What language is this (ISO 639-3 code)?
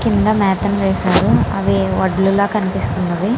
tel